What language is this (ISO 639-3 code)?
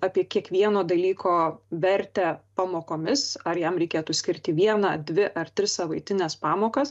lit